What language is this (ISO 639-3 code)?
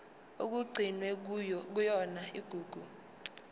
zul